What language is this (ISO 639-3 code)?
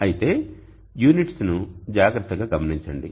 tel